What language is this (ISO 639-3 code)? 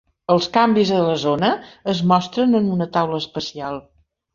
cat